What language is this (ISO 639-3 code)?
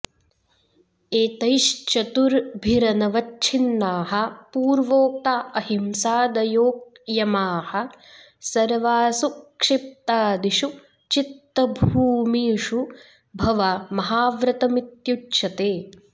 san